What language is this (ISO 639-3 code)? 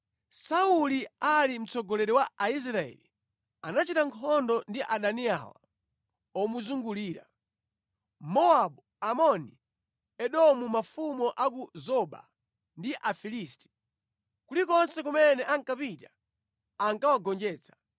nya